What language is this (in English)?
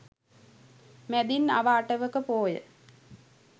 Sinhala